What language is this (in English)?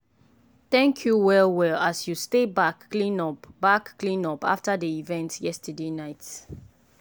Nigerian Pidgin